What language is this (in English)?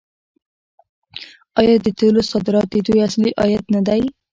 Pashto